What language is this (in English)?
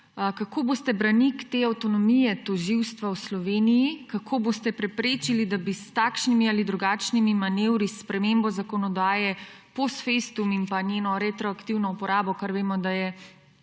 Slovenian